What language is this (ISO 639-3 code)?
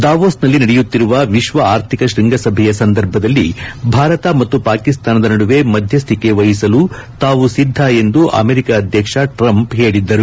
kan